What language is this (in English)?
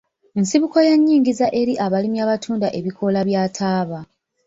Ganda